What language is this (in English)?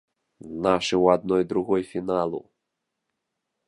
Belarusian